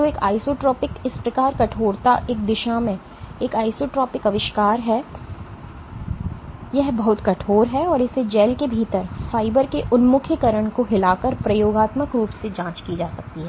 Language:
Hindi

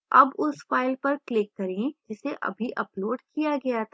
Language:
Hindi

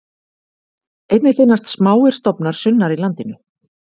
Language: Icelandic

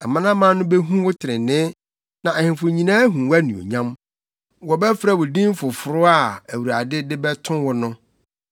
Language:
Akan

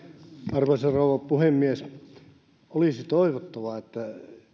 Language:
Finnish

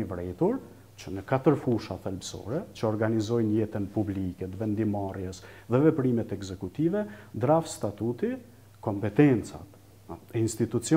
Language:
Romanian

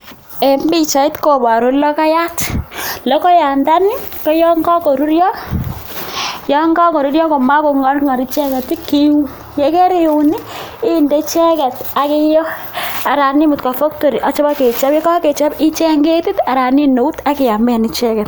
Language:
Kalenjin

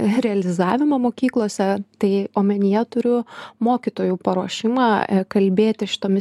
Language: Lithuanian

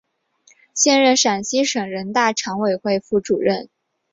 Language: Chinese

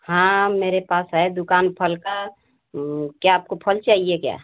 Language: Hindi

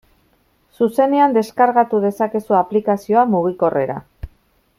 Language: Basque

